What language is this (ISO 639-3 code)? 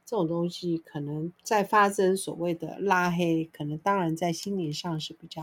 zho